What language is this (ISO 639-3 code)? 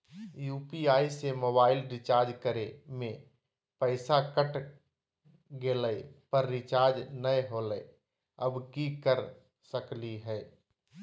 mag